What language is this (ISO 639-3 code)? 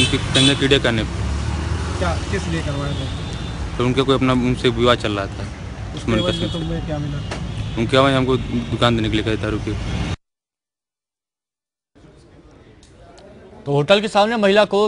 hin